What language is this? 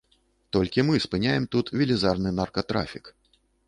Belarusian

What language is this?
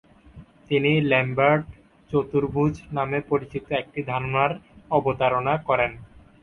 Bangla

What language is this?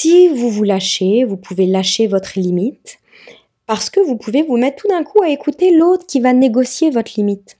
French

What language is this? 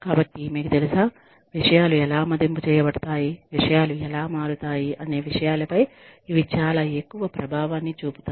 Telugu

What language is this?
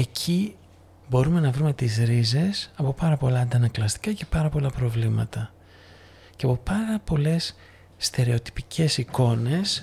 Greek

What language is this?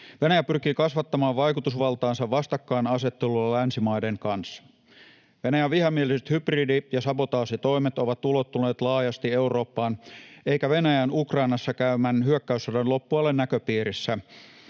Finnish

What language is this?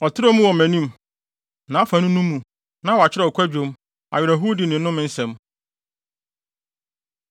Akan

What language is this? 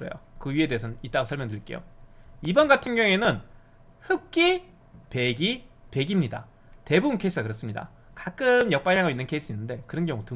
Korean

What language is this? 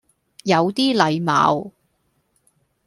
Cantonese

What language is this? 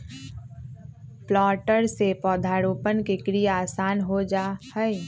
Magahi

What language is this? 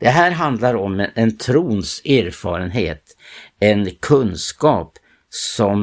Swedish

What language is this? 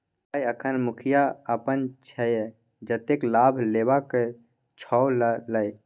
Maithili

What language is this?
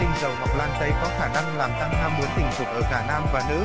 Vietnamese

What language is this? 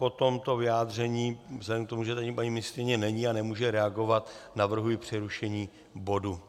Czech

